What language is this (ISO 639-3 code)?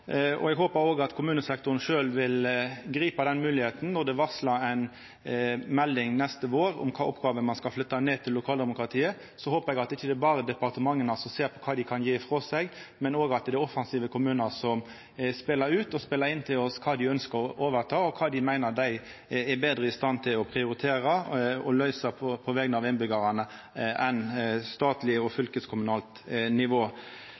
nno